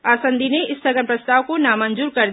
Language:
Hindi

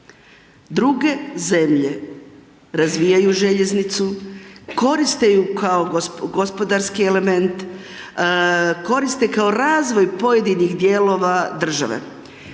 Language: Croatian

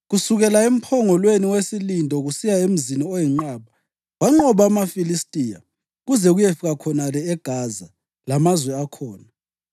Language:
North Ndebele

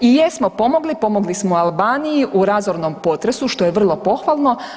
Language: Croatian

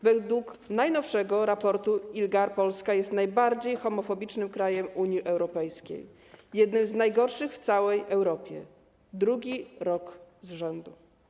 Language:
Polish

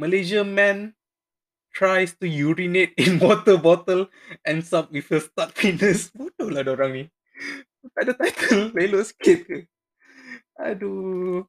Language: Malay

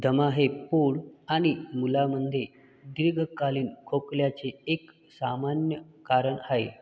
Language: Marathi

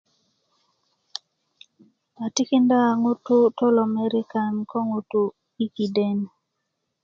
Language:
Kuku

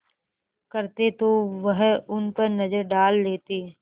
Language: Hindi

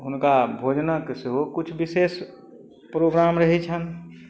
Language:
Maithili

